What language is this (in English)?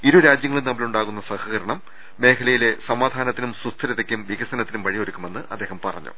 Malayalam